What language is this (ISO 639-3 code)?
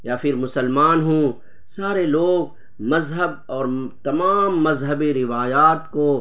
urd